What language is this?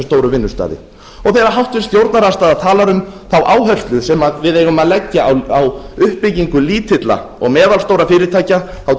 Icelandic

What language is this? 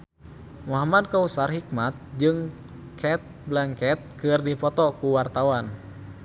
Sundanese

